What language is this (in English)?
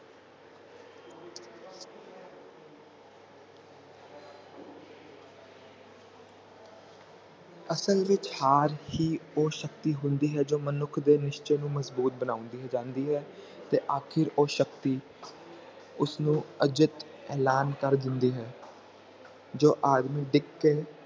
Punjabi